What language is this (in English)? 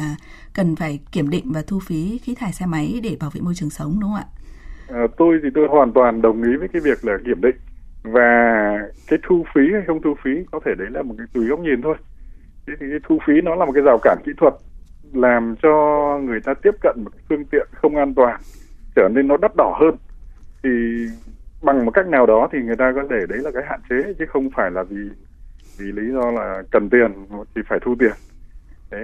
Vietnamese